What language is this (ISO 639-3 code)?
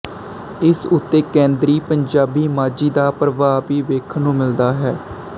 pan